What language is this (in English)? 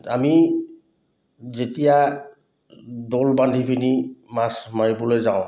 Assamese